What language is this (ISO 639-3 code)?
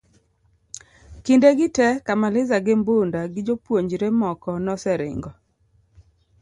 luo